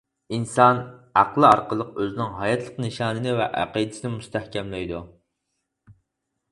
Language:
Uyghur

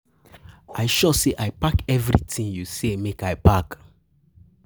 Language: Nigerian Pidgin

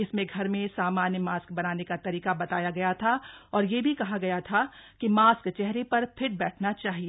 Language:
Hindi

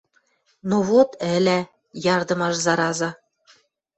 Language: Western Mari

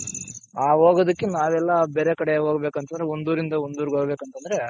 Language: Kannada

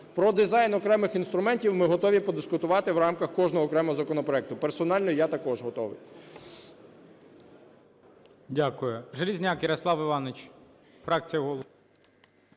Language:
Ukrainian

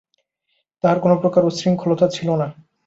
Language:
Bangla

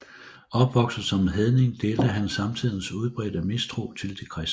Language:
Danish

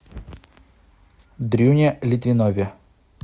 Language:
Russian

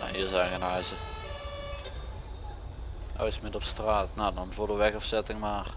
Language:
Dutch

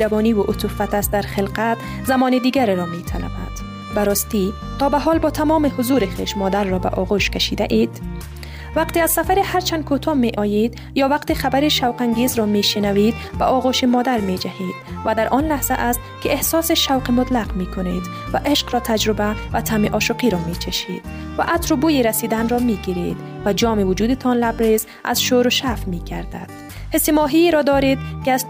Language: Persian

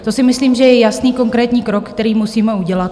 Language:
Czech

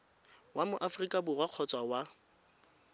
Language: Tswana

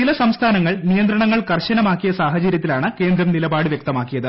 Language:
Malayalam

